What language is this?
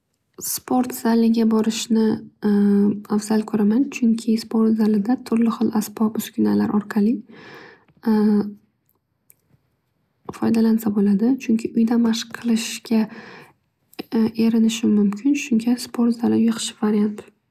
Uzbek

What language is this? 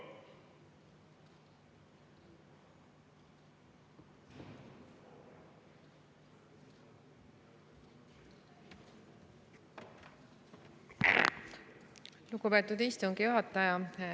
Estonian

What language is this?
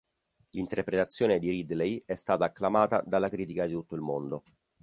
Italian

